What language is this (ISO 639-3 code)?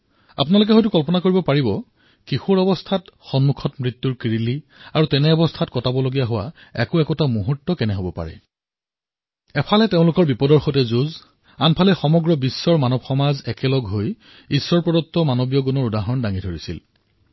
asm